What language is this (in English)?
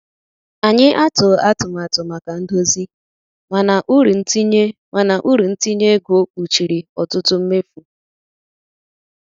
Igbo